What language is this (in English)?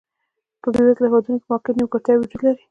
Pashto